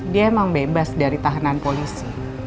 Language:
Indonesian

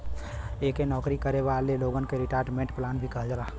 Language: Bhojpuri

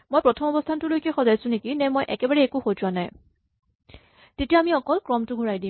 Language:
Assamese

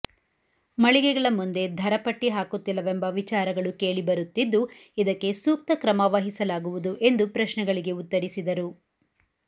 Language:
Kannada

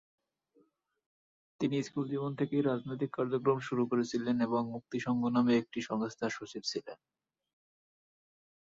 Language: Bangla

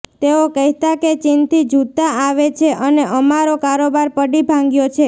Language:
Gujarati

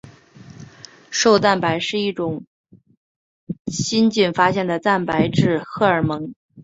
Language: Chinese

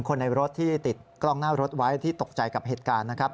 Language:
Thai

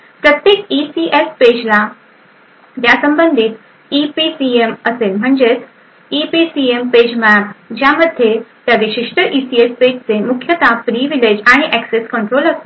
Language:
Marathi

